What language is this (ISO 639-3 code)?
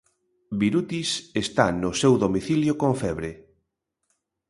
glg